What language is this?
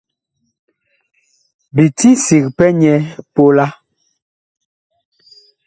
Bakoko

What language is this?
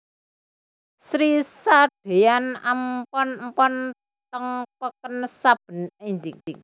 Javanese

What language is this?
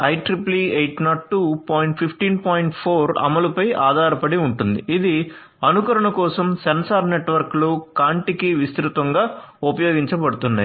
Telugu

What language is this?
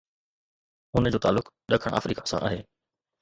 Sindhi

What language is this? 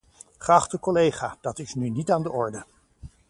Dutch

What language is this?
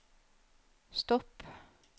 Norwegian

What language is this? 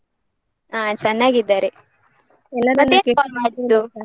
Kannada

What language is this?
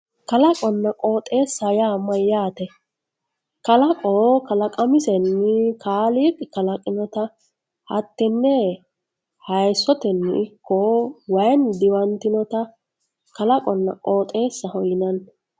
Sidamo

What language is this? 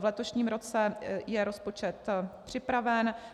Czech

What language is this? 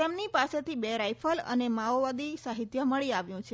Gujarati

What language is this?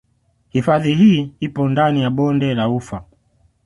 Swahili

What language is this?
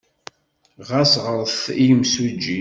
Kabyle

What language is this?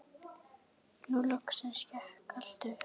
Icelandic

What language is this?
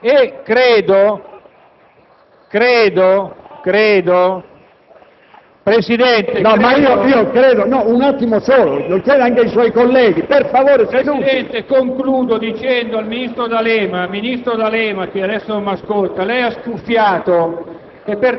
Italian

